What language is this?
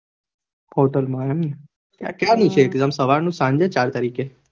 Gujarati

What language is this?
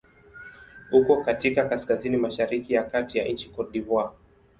Swahili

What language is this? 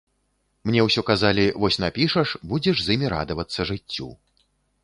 Belarusian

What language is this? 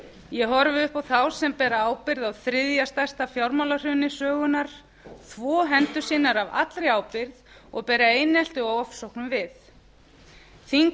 Icelandic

